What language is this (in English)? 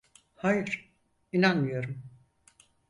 Turkish